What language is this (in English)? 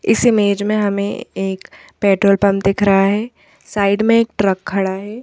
Hindi